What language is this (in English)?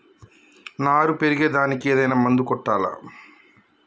Telugu